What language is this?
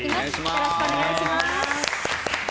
Japanese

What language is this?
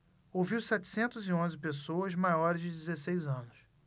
Portuguese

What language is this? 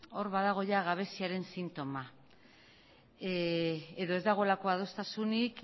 Basque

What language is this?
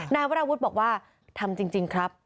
Thai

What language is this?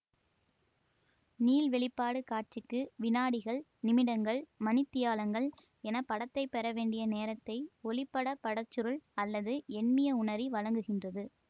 Tamil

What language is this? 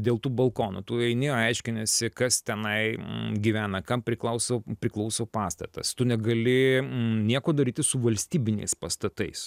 Lithuanian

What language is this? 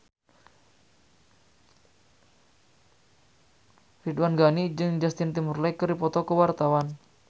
Sundanese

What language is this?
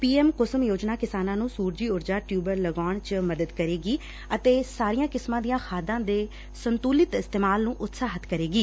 Punjabi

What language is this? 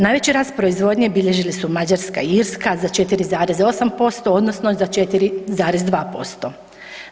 Croatian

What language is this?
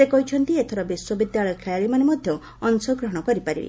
Odia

